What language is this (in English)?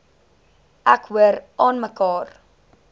Afrikaans